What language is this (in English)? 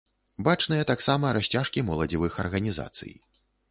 Belarusian